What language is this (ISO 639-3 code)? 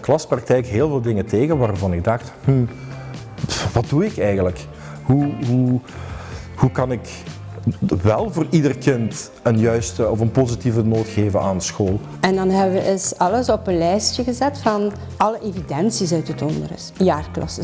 nld